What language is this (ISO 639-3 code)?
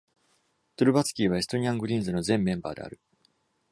jpn